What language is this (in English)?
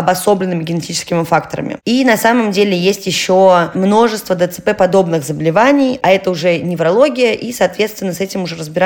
Russian